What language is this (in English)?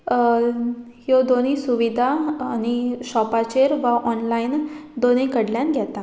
Konkani